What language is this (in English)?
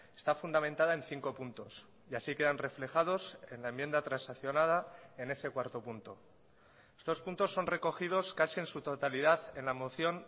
Spanish